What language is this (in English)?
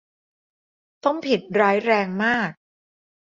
Thai